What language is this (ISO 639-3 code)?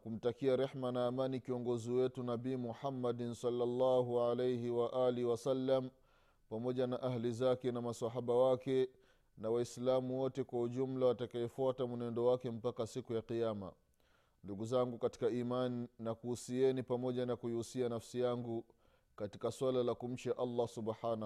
swa